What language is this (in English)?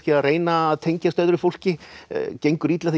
Icelandic